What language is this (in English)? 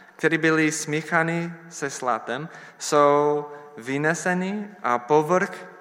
Czech